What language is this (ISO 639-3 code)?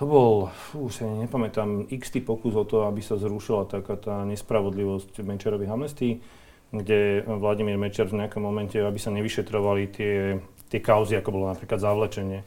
slk